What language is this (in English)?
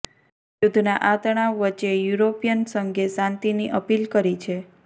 Gujarati